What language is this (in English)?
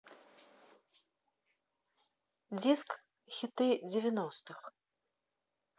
Russian